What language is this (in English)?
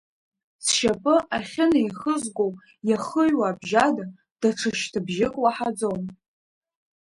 Abkhazian